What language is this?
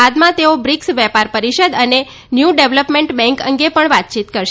Gujarati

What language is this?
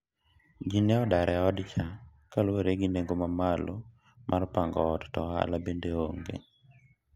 Luo (Kenya and Tanzania)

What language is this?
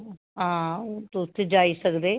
Dogri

